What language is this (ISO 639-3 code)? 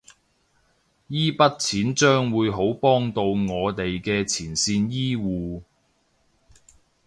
yue